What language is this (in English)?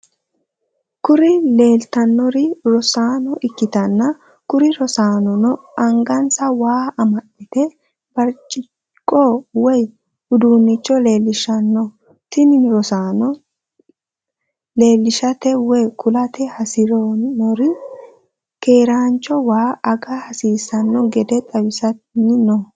Sidamo